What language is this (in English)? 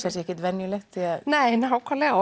Icelandic